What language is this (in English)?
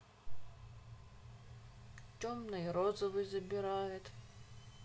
Russian